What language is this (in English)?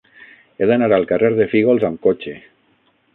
Catalan